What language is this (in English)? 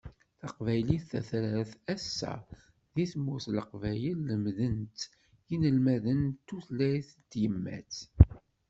Kabyle